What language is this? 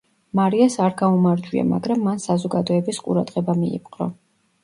Georgian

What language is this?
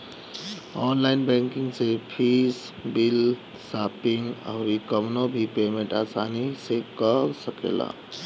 Bhojpuri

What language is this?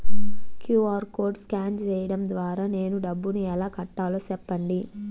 Telugu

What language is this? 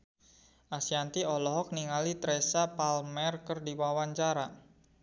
Sundanese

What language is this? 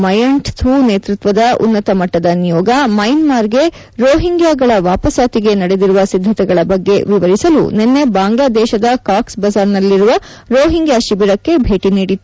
Kannada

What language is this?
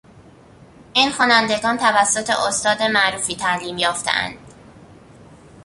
Persian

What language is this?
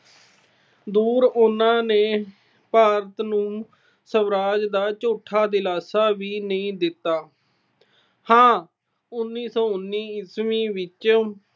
Punjabi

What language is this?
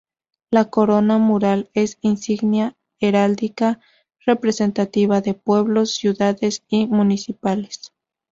Spanish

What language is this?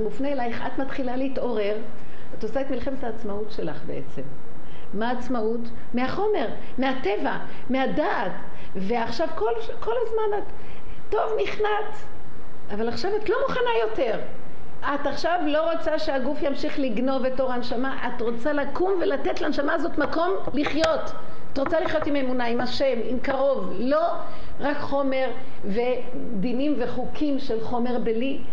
Hebrew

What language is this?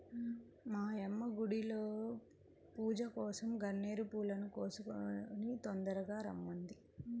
Telugu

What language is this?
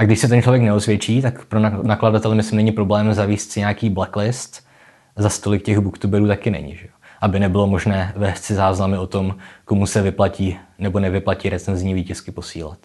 Czech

